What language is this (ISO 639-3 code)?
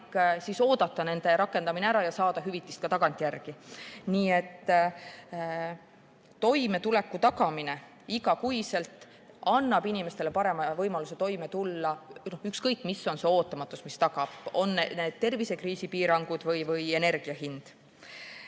est